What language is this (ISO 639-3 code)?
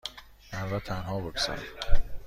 fas